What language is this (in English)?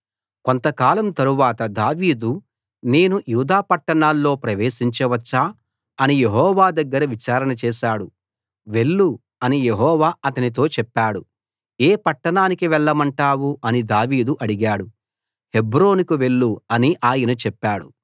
Telugu